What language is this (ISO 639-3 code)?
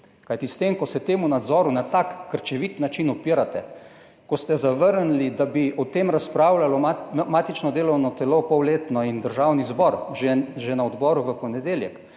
slv